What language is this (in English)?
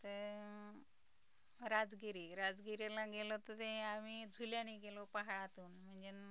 Marathi